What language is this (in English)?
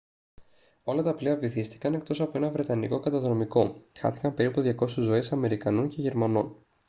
Greek